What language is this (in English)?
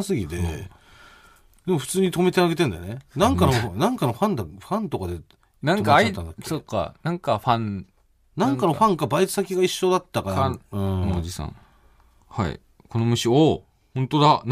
Japanese